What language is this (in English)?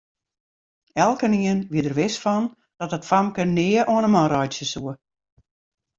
Western Frisian